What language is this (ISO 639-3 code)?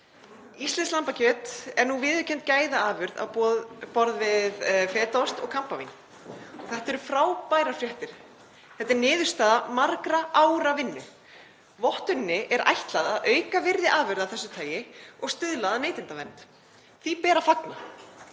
isl